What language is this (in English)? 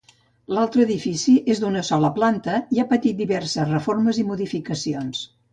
Catalan